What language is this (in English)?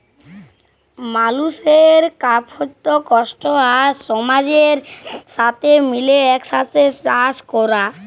Bangla